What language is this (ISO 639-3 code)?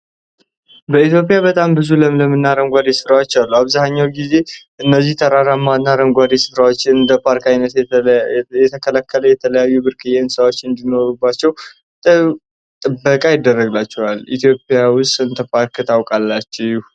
amh